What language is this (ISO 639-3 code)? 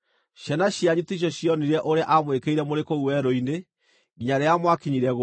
kik